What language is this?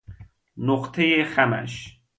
Persian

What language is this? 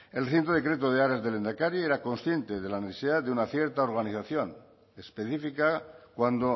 Spanish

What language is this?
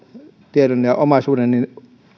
Finnish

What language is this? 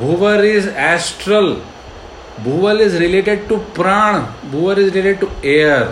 Hindi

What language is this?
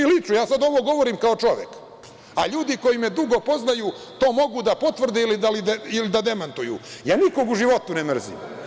Serbian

